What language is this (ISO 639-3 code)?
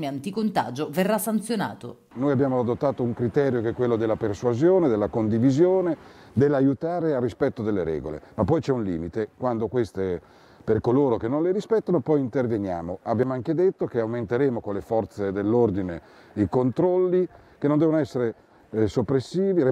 ita